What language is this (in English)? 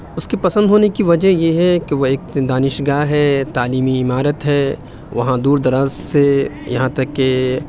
Urdu